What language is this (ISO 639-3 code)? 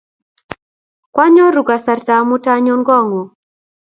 kln